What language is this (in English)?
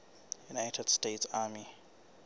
Southern Sotho